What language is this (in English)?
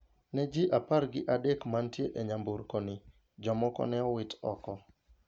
Luo (Kenya and Tanzania)